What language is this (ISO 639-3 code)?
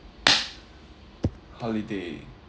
eng